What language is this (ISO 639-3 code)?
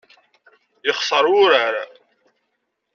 kab